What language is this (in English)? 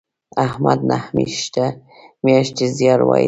Pashto